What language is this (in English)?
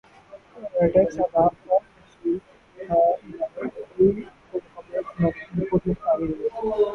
Urdu